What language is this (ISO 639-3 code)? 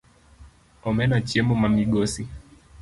luo